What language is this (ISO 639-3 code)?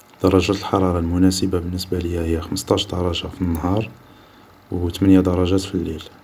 arq